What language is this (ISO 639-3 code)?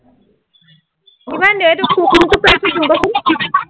asm